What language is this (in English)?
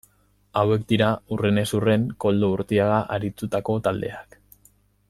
Basque